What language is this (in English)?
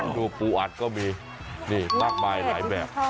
Thai